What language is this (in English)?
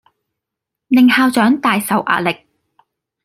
Cantonese